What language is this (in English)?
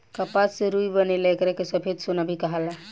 Bhojpuri